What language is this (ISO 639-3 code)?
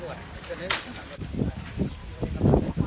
tha